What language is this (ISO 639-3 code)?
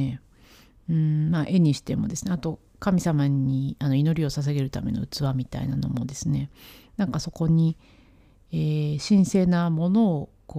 jpn